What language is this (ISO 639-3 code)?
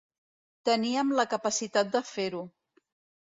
cat